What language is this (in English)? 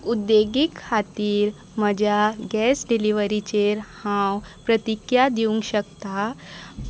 Konkani